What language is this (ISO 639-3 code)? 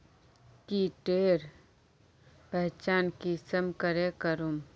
mag